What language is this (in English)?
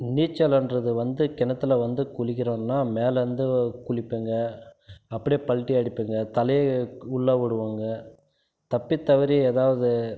Tamil